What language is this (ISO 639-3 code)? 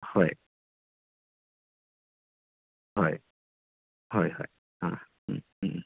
mni